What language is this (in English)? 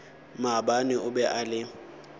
Northern Sotho